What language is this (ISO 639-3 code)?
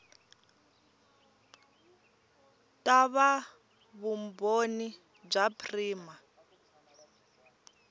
tso